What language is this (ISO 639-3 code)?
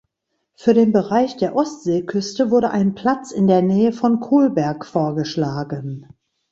deu